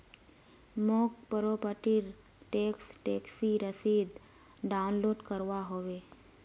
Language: Magahi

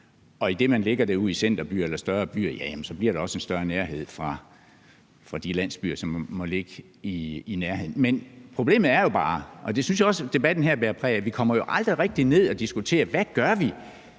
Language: Danish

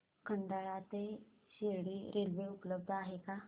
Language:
Marathi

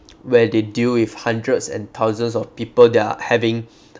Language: English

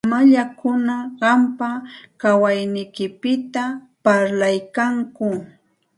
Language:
Santa Ana de Tusi Pasco Quechua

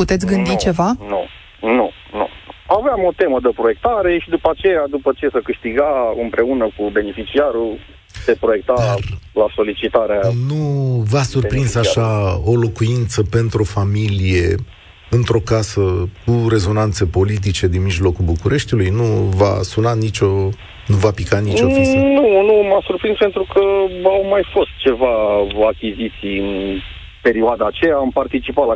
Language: Romanian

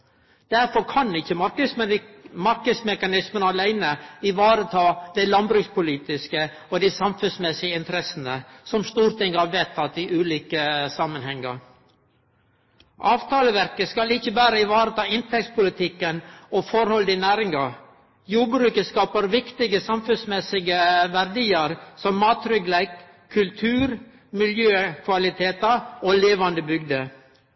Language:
Norwegian Nynorsk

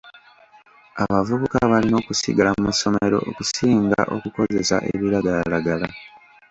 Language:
Ganda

